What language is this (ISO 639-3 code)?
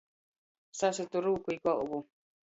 ltg